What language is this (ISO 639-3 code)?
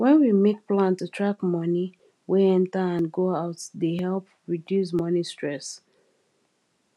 pcm